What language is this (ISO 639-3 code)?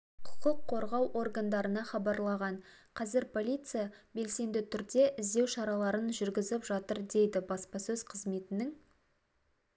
kaz